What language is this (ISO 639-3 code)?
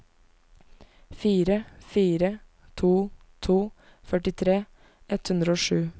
nor